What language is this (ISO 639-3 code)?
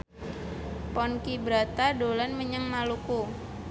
jav